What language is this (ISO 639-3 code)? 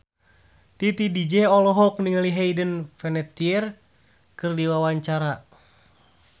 sun